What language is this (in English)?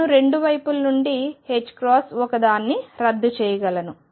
Telugu